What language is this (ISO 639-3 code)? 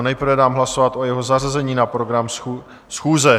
ces